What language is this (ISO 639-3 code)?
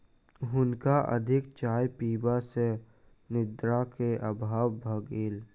mai